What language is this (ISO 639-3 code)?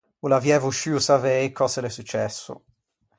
lij